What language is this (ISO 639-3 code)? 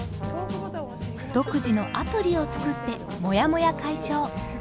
jpn